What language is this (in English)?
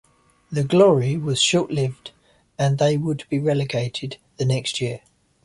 English